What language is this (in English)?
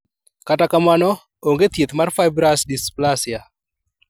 Luo (Kenya and Tanzania)